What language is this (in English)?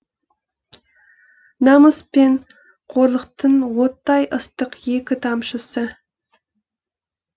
Kazakh